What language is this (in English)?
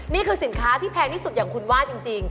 Thai